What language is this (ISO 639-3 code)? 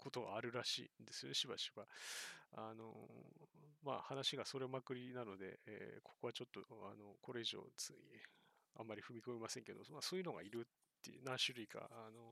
jpn